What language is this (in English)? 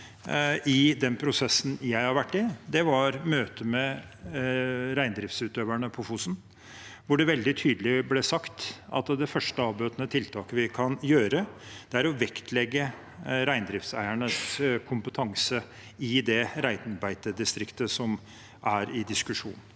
Norwegian